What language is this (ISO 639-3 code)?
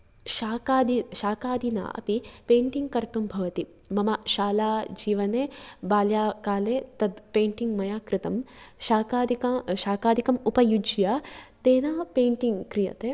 san